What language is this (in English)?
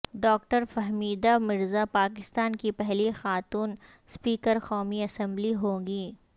Urdu